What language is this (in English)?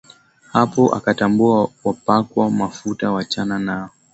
Swahili